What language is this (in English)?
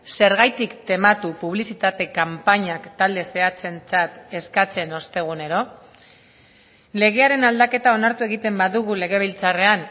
Basque